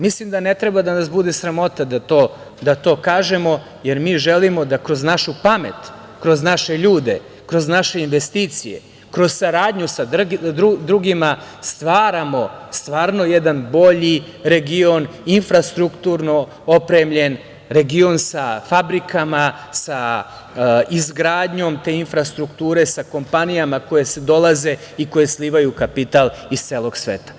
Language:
Serbian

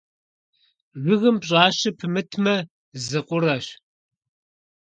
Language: Kabardian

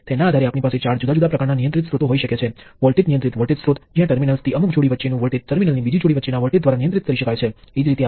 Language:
Gujarati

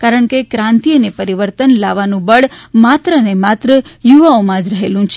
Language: Gujarati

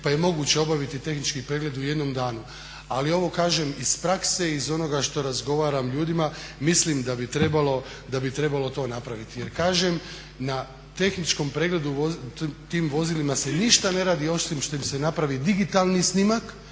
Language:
Croatian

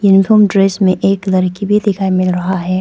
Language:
Hindi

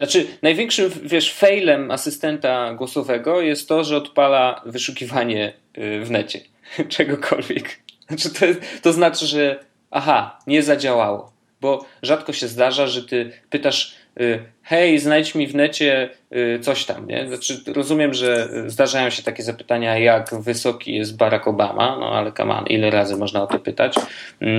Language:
Polish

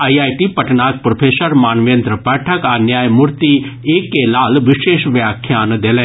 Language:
Maithili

